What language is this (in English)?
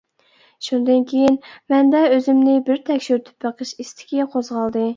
Uyghur